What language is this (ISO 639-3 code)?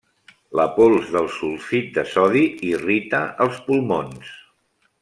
cat